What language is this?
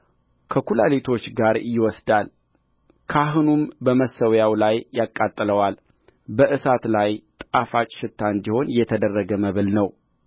Amharic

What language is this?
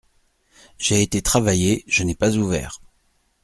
French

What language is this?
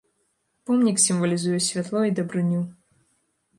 Belarusian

